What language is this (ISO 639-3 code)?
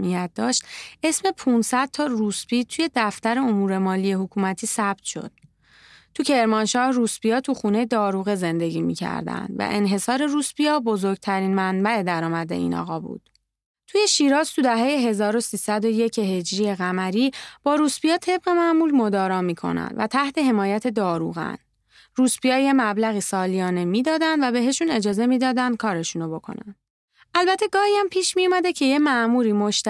fas